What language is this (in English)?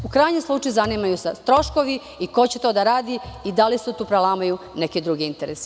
Serbian